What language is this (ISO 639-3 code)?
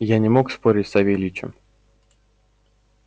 rus